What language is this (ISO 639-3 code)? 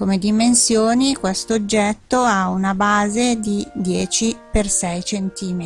ita